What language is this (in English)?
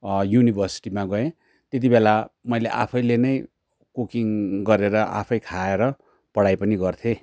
Nepali